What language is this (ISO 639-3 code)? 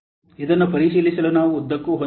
kan